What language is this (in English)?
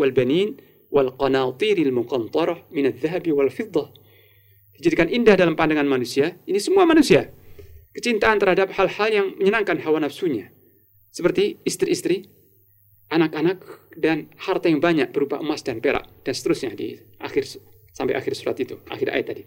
Indonesian